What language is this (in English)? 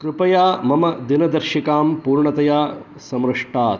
Sanskrit